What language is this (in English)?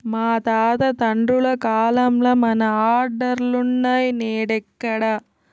Telugu